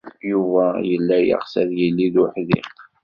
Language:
Kabyle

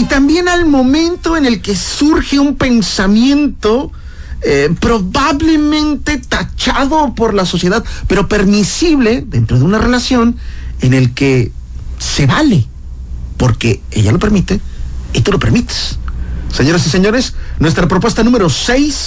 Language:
Spanish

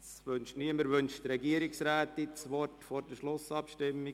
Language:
Swiss German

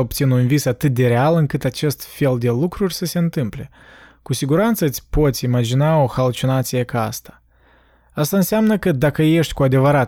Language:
Romanian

